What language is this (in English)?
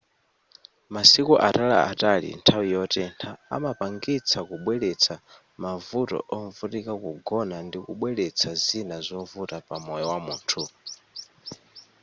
Nyanja